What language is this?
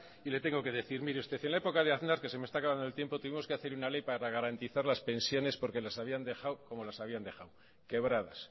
Spanish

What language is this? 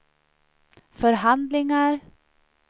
Swedish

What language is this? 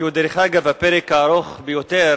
Hebrew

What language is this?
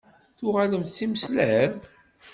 Kabyle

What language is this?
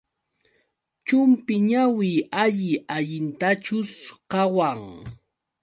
Yauyos Quechua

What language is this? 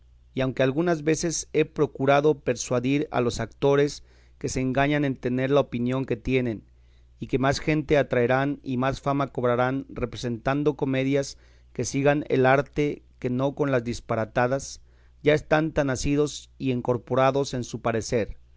Spanish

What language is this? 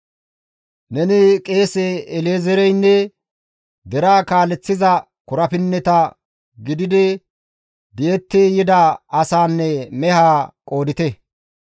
Gamo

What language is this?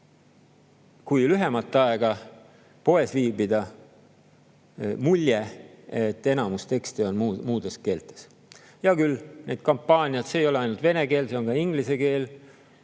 Estonian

